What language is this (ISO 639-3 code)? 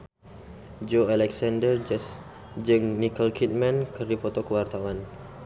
sun